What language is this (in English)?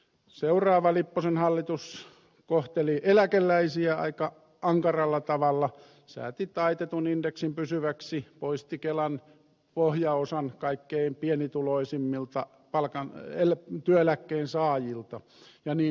Finnish